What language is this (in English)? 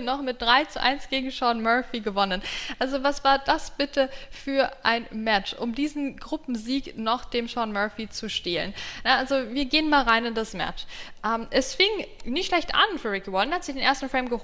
German